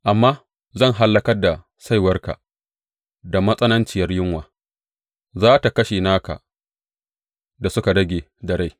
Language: Hausa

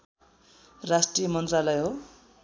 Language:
Nepali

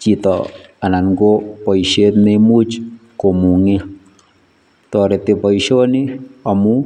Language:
Kalenjin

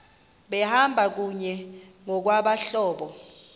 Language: Xhosa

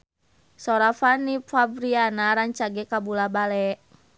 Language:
Sundanese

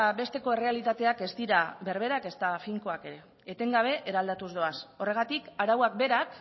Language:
Basque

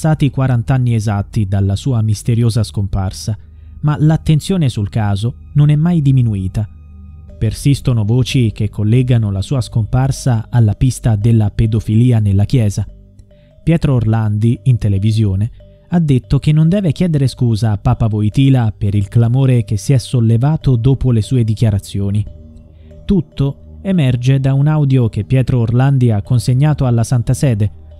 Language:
Italian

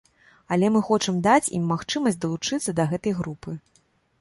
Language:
Belarusian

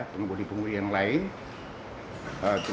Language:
Indonesian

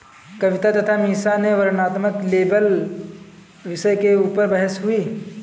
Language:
Hindi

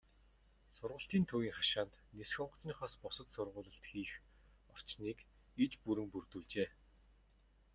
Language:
Mongolian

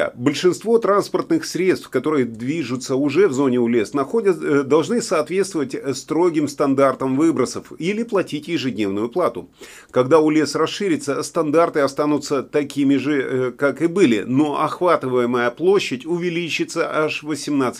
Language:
Russian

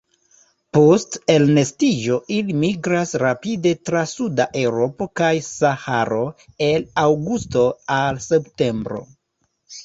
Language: Esperanto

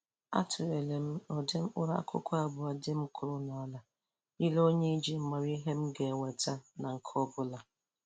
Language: Igbo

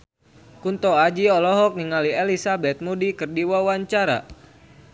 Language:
Sundanese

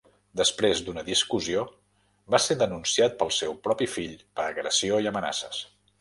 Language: Catalan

